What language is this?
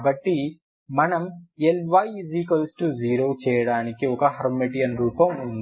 Telugu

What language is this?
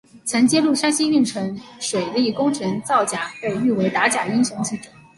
Chinese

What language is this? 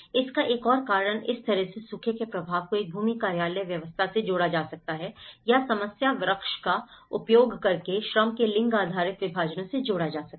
Hindi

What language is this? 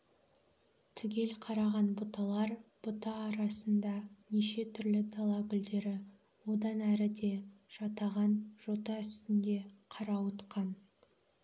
Kazakh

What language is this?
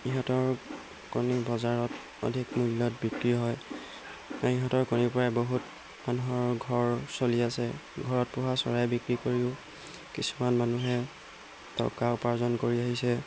Assamese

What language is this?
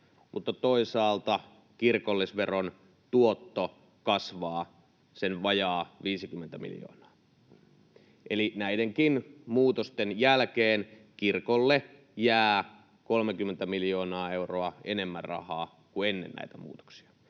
Finnish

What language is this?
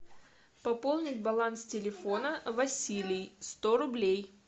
Russian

